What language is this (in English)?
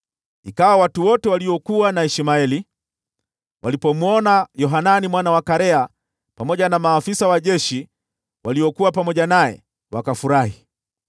Swahili